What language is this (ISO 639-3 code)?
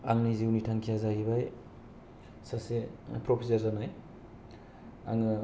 brx